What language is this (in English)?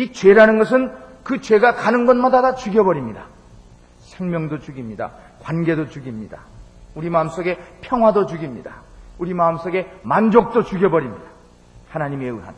Korean